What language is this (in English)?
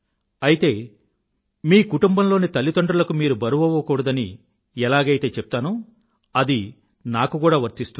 Telugu